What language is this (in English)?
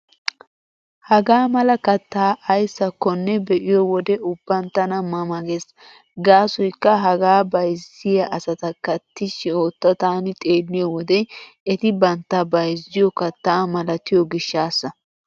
Wolaytta